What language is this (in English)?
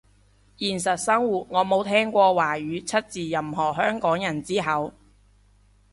Cantonese